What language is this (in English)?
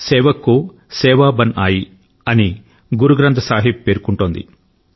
Telugu